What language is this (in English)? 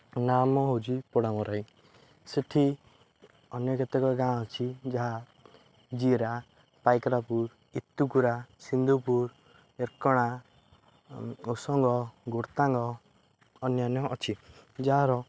Odia